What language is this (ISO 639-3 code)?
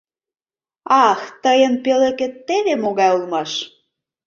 chm